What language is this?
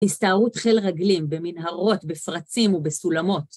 Hebrew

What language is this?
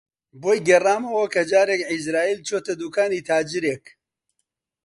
Central Kurdish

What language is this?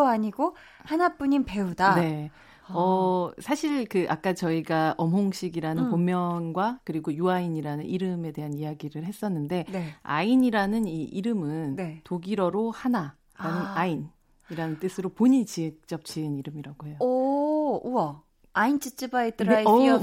Korean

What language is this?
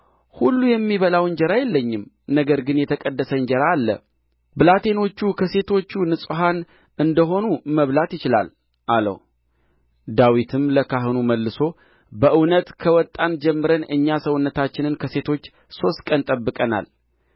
Amharic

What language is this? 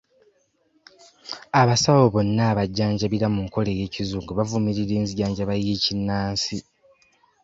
Ganda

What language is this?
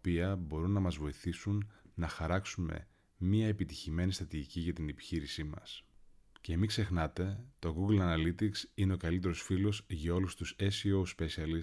Greek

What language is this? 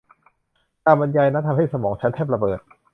Thai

